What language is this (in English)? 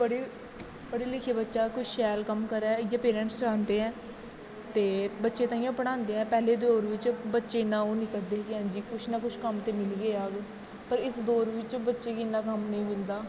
Dogri